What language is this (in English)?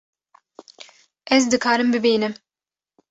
Kurdish